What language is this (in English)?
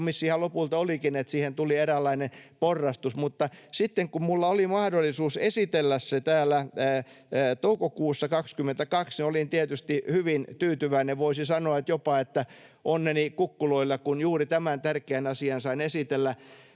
Finnish